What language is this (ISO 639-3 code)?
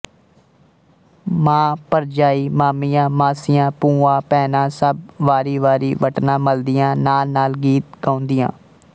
pan